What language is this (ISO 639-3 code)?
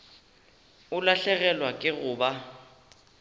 nso